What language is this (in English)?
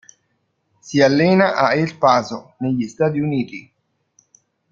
Italian